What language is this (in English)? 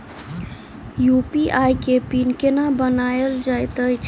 Maithili